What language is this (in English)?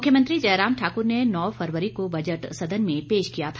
Hindi